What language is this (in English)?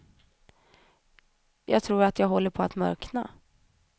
Swedish